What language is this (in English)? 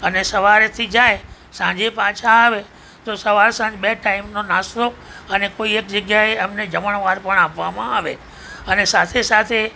Gujarati